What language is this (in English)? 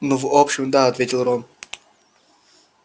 Russian